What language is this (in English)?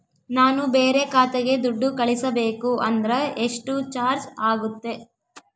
Kannada